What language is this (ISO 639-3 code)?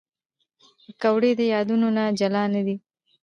pus